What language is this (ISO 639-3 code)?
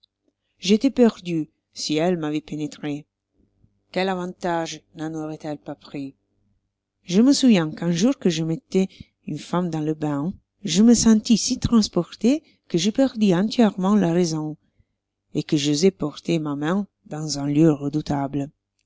fra